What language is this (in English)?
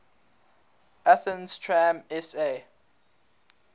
English